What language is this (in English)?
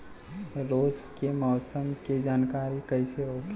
Bhojpuri